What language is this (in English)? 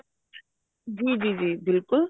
Punjabi